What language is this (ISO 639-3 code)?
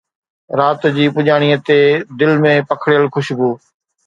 snd